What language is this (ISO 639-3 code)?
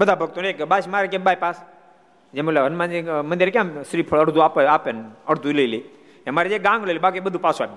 guj